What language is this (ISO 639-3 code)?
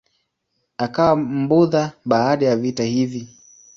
swa